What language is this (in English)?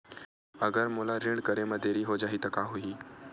Chhattisgarhi